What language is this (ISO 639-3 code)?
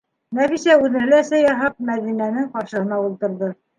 bak